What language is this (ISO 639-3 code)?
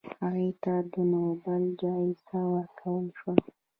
pus